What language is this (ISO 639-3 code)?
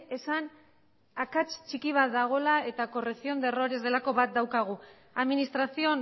eus